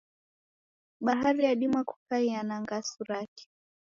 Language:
Taita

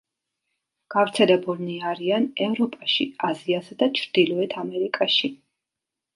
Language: Georgian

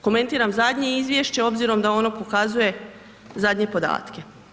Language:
Croatian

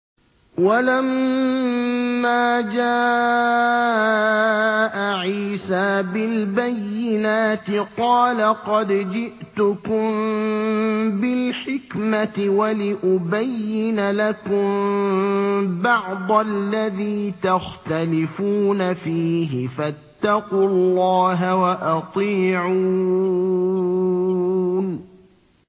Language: Arabic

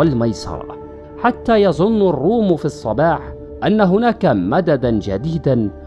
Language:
Arabic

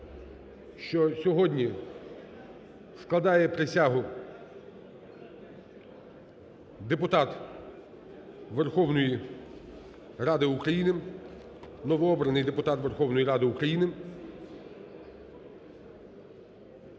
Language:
Ukrainian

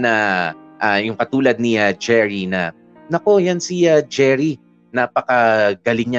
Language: Filipino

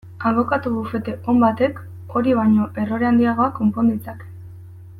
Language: Basque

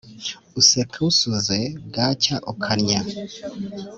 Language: Kinyarwanda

